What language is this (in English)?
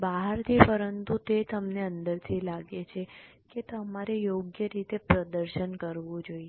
Gujarati